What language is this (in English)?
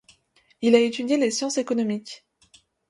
French